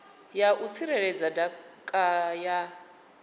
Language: Venda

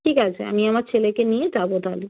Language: Bangla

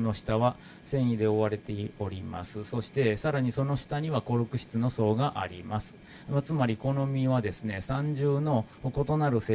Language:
Japanese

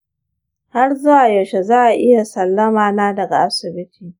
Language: Hausa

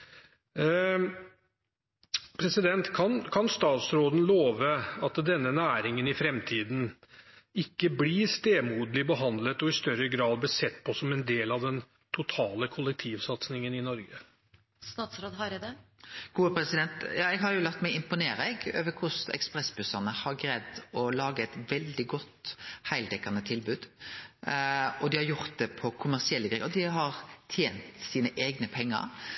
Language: Norwegian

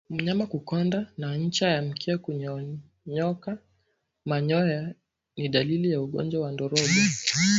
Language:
Swahili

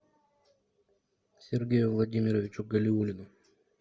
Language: Russian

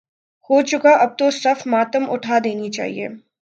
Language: Urdu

